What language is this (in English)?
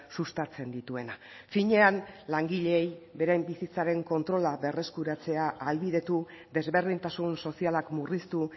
Basque